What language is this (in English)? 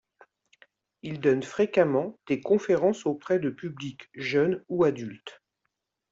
French